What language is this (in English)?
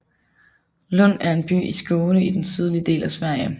Danish